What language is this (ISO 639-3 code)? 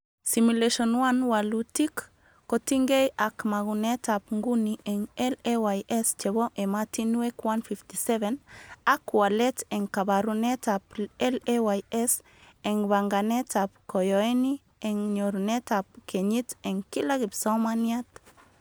kln